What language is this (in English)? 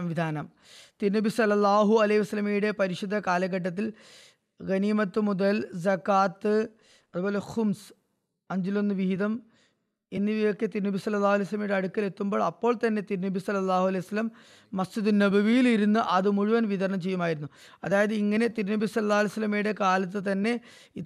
Malayalam